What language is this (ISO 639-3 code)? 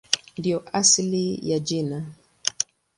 swa